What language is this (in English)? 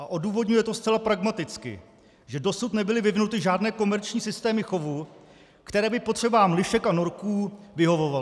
Czech